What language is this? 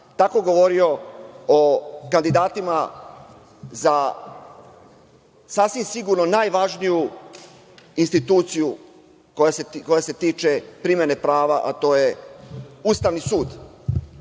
Serbian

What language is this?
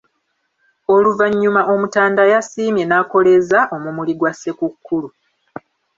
Ganda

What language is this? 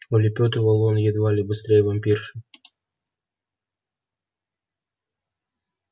Russian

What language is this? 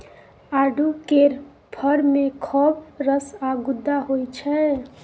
Maithili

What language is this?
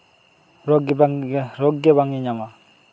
Santali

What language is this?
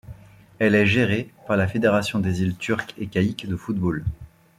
French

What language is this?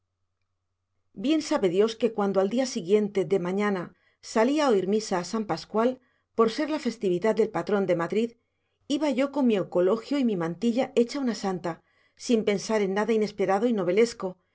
Spanish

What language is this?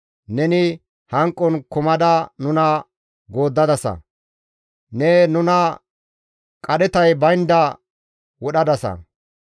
Gamo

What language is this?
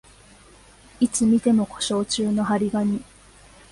Japanese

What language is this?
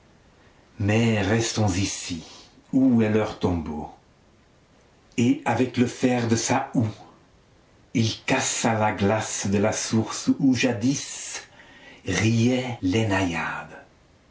French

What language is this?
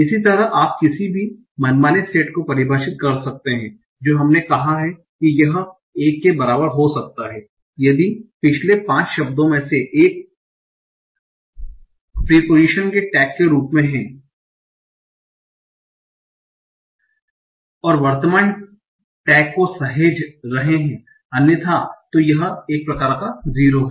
Hindi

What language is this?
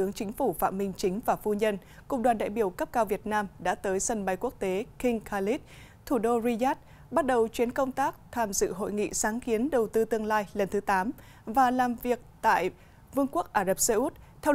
Vietnamese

